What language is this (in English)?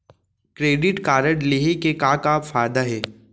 Chhattisgarhi